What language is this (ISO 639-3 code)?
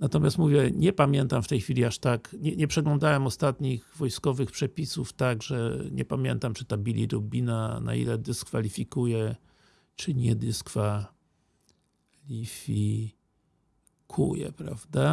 pol